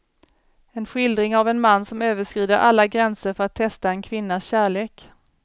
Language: Swedish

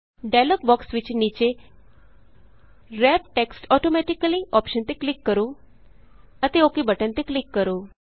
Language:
Punjabi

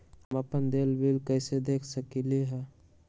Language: Magahi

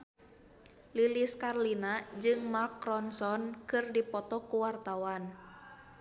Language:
Sundanese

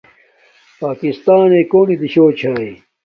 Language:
Domaaki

